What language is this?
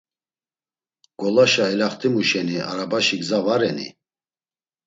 Laz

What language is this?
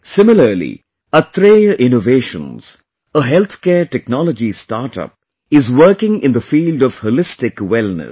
English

